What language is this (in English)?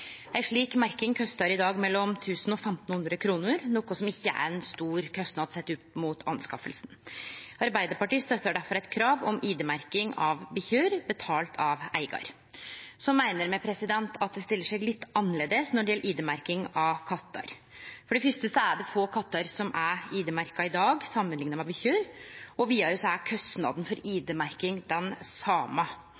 Norwegian Nynorsk